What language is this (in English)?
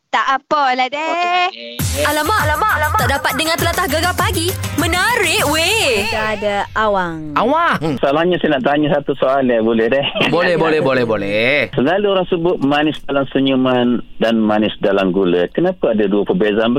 Malay